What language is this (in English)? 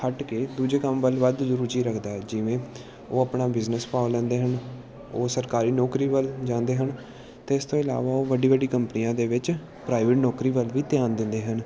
Punjabi